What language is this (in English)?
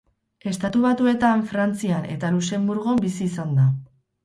Basque